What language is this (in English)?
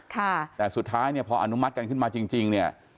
Thai